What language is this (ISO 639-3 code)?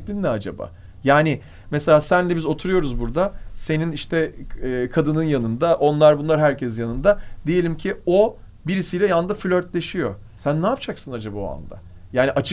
tur